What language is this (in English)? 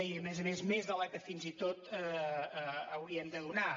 Catalan